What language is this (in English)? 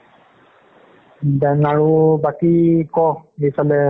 Assamese